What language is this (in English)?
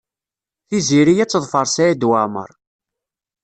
Kabyle